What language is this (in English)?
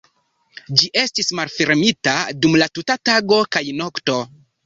Esperanto